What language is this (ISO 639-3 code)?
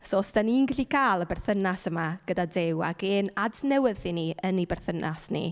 cym